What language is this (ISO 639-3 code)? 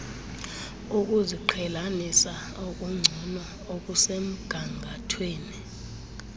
xho